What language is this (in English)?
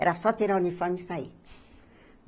Portuguese